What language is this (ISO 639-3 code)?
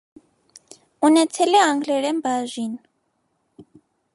hye